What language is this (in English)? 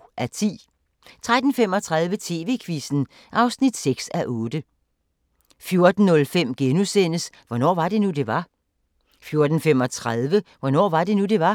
Danish